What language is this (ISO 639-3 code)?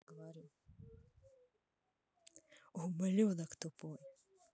rus